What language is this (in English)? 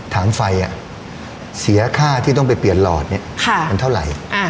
Thai